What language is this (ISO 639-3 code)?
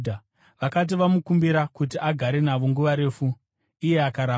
sna